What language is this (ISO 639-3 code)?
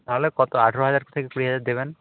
ben